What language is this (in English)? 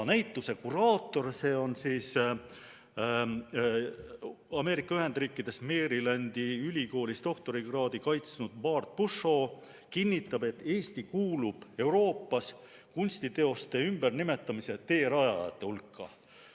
Estonian